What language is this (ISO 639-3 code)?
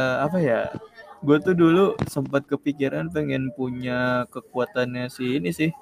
ind